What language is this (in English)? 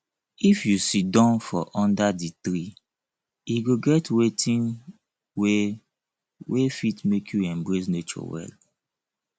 Nigerian Pidgin